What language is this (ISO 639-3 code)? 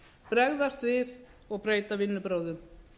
isl